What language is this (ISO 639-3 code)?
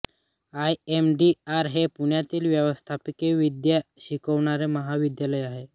mar